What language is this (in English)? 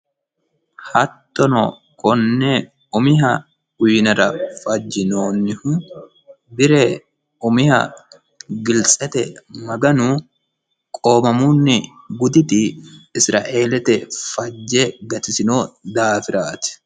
Sidamo